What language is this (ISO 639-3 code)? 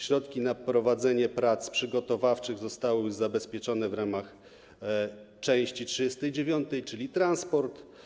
pol